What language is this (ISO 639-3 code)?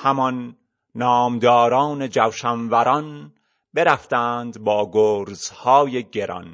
fas